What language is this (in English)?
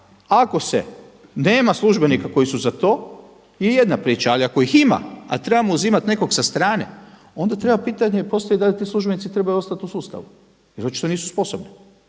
Croatian